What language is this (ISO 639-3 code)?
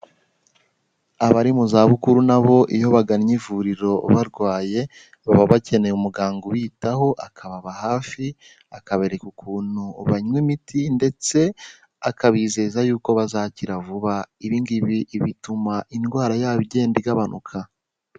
kin